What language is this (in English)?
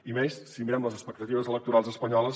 Catalan